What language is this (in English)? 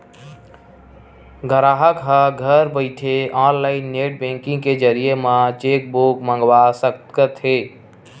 Chhattisgarhi